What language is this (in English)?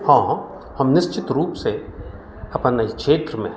Maithili